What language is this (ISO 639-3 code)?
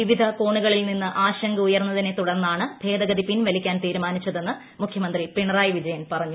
mal